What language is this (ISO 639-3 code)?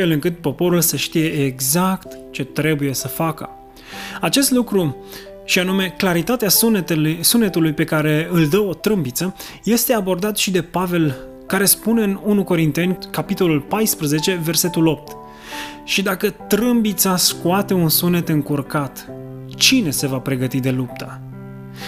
ron